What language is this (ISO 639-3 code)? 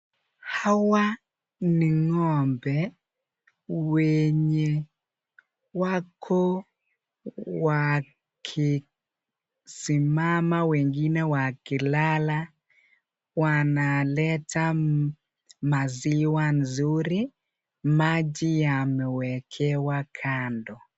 swa